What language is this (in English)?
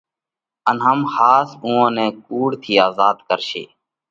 Parkari Koli